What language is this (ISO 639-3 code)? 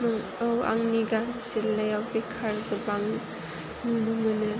brx